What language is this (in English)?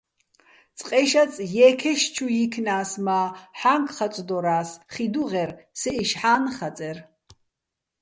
Bats